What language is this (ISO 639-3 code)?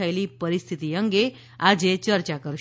guj